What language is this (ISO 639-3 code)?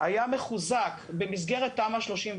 heb